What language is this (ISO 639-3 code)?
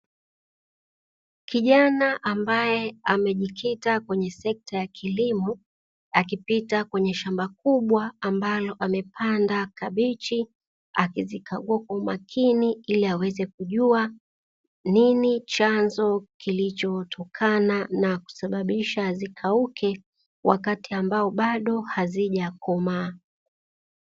swa